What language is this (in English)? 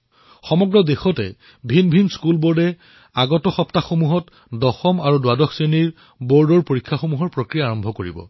Assamese